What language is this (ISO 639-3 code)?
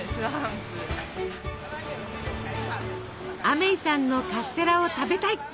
jpn